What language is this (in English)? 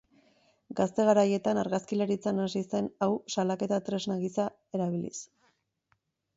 Basque